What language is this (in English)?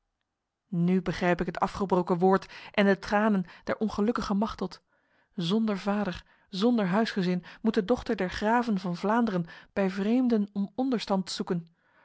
Dutch